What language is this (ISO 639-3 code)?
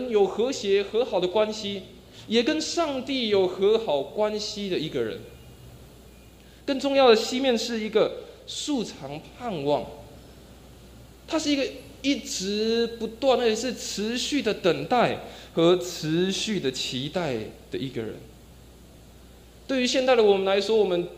zho